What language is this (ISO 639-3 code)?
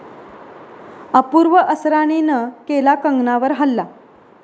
mar